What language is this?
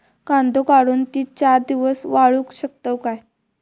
Marathi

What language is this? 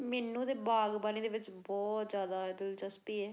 Punjabi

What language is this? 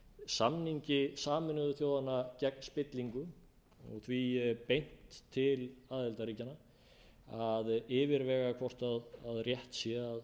Icelandic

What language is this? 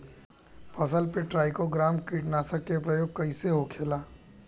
Bhojpuri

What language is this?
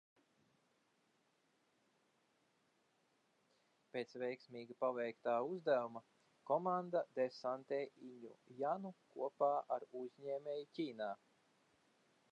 Latvian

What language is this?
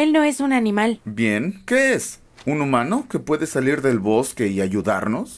Spanish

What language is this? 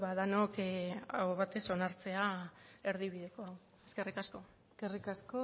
Basque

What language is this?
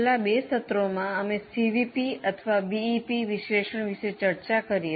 Gujarati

